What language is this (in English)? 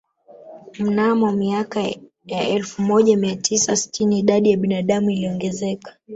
Swahili